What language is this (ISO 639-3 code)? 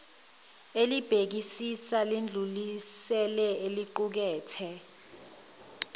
zul